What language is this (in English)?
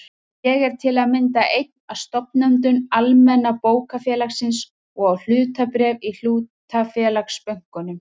Icelandic